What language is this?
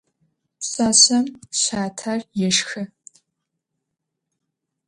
Adyghe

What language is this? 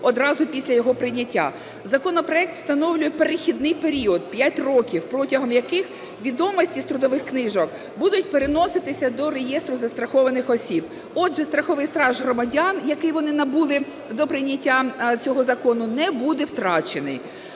Ukrainian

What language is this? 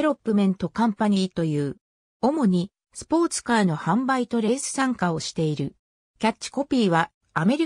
Japanese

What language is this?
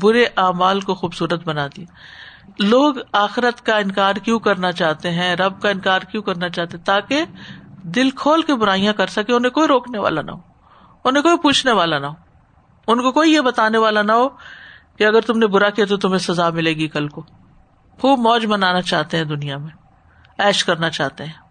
Urdu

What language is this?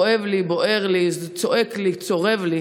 Hebrew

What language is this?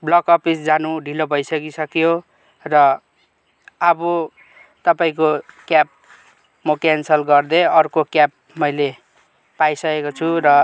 Nepali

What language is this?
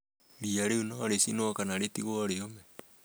Kikuyu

